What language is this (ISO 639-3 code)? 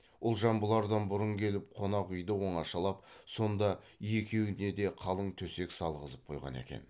kaz